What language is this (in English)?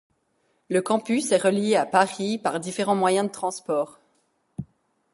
French